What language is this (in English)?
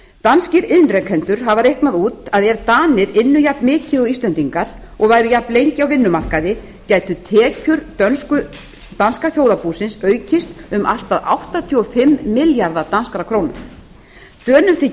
Icelandic